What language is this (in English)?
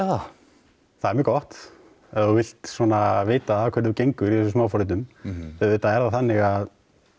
Icelandic